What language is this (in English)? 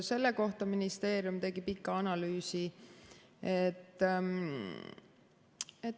Estonian